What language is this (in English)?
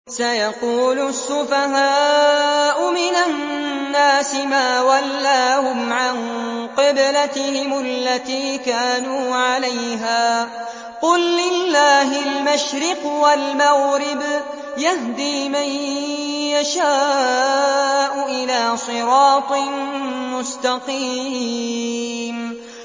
Arabic